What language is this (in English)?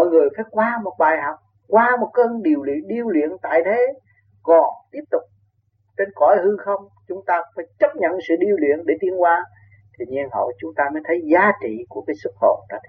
Vietnamese